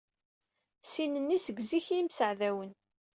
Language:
Kabyle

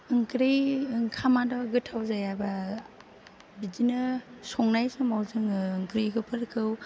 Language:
Bodo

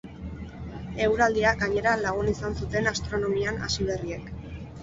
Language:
Basque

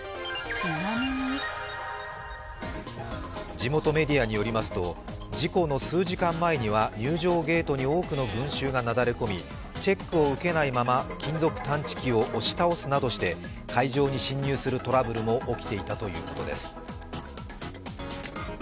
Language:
Japanese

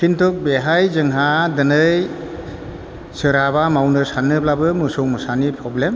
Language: Bodo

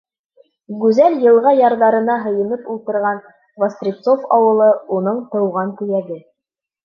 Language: Bashkir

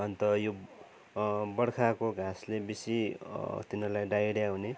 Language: Nepali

